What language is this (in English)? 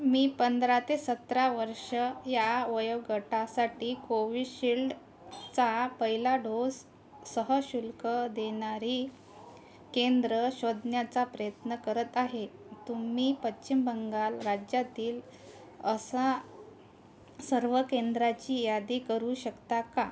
Marathi